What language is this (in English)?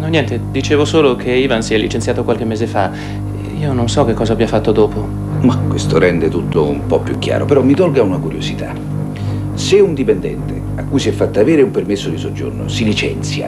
Italian